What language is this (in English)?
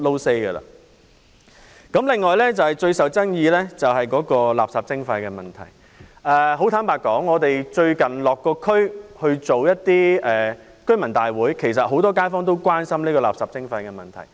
Cantonese